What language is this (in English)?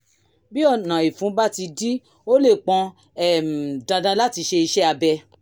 Yoruba